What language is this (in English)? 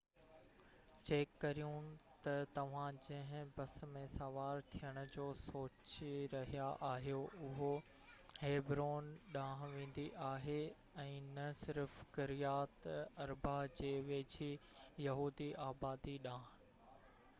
Sindhi